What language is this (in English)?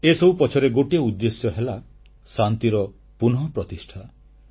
Odia